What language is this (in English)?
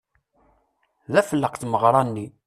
Kabyle